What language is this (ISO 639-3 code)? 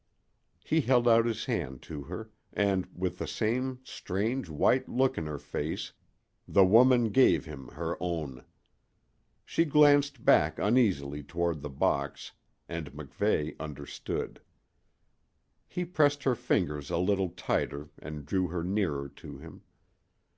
eng